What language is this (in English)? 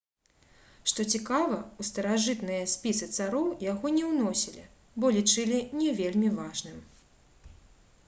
Belarusian